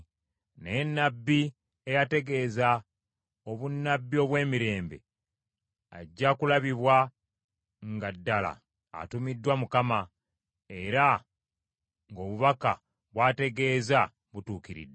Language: Ganda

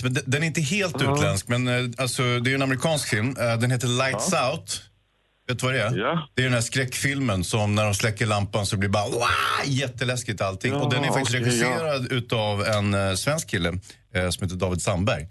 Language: Swedish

